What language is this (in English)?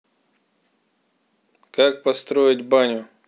Russian